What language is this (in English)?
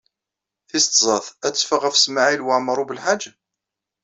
Kabyle